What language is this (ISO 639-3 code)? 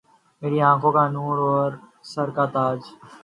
urd